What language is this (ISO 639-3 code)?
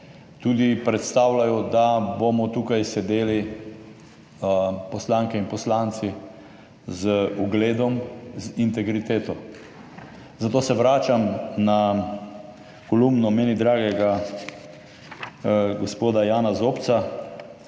slv